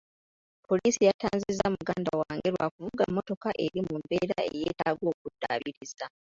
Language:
Ganda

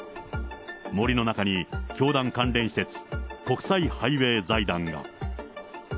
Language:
Japanese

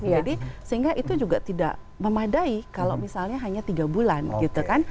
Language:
Indonesian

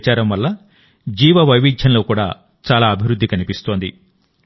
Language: Telugu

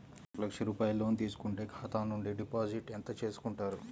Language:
Telugu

